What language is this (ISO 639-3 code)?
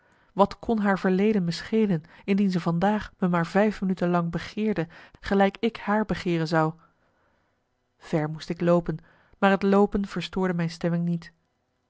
nld